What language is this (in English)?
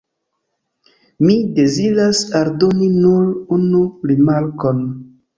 Esperanto